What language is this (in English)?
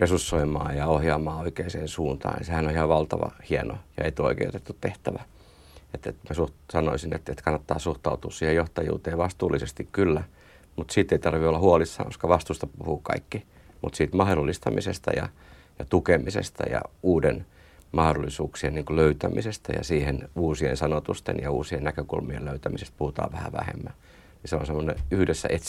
Finnish